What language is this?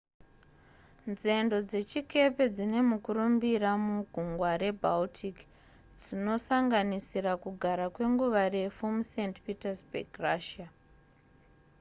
Shona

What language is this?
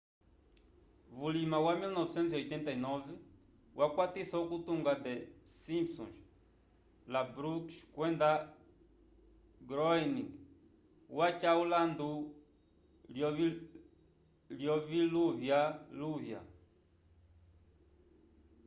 Umbundu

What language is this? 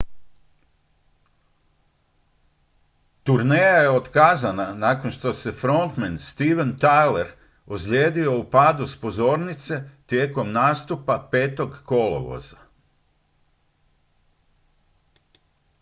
Croatian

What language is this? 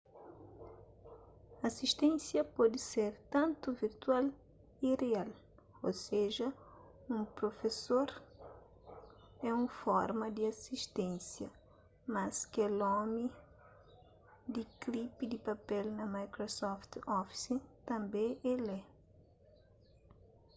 Kabuverdianu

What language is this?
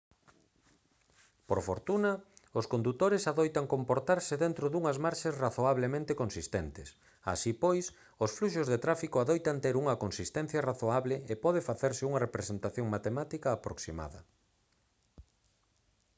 Galician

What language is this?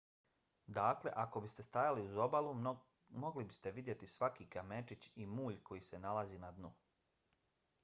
Bosnian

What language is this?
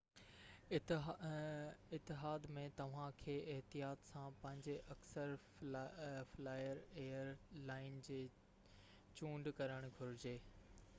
Sindhi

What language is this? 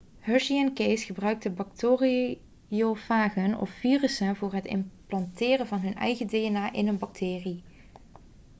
Dutch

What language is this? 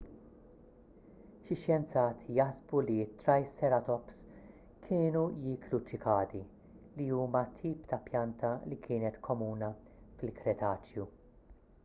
Maltese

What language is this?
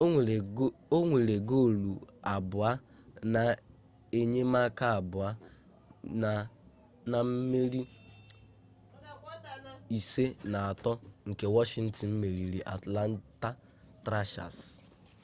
Igbo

